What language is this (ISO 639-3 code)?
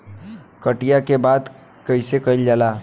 bho